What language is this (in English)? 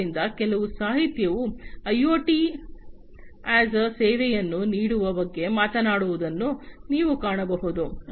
Kannada